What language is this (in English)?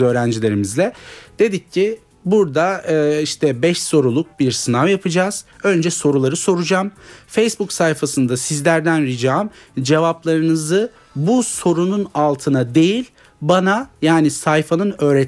Turkish